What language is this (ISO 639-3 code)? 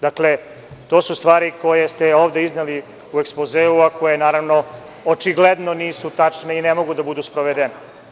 srp